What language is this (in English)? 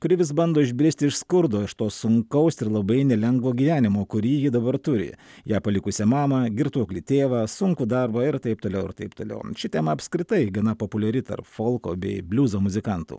Lithuanian